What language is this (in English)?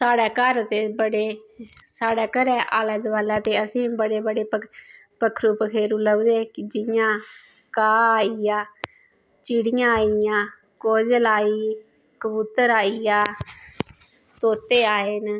Dogri